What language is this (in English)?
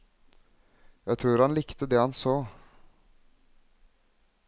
Norwegian